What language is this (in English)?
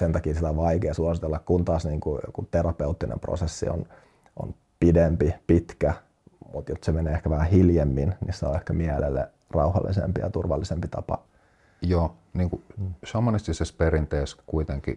Finnish